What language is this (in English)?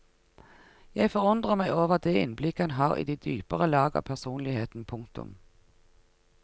Norwegian